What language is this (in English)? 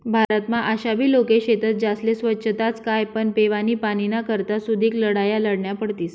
Marathi